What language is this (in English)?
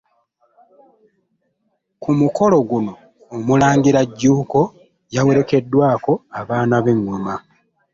Ganda